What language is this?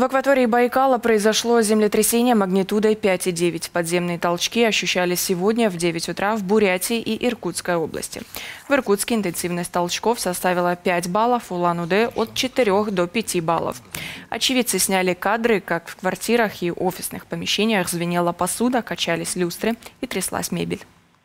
Russian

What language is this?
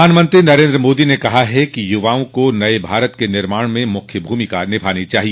Hindi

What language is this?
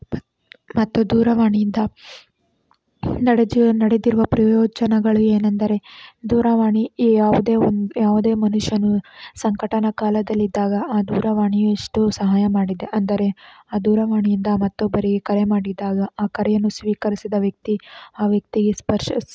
Kannada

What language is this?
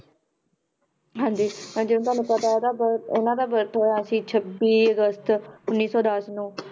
Punjabi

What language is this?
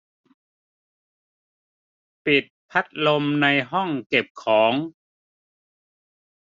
Thai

